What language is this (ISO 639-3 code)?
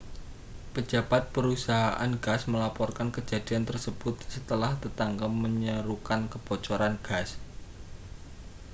ind